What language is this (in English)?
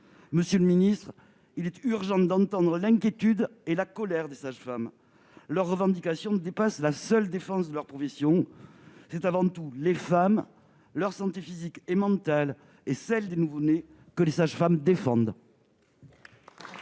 French